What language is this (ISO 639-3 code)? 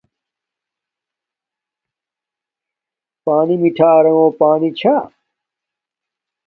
dmk